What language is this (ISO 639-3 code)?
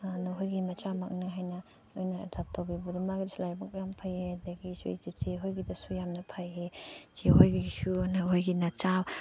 mni